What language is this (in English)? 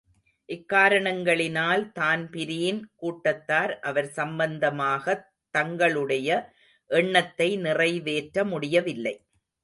Tamil